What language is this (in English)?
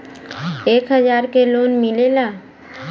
Bhojpuri